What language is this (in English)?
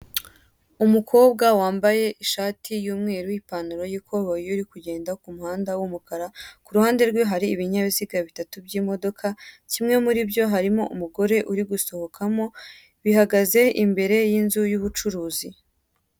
Kinyarwanda